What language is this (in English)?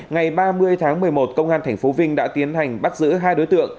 Vietnamese